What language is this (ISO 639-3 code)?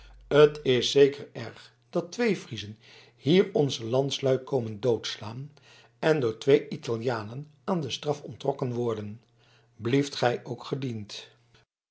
nld